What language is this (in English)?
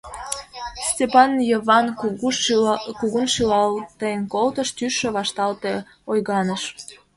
Mari